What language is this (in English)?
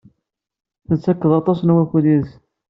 Kabyle